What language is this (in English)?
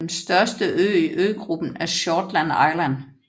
Danish